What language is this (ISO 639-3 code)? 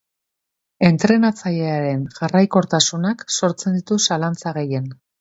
eus